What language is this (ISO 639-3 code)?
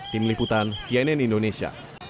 ind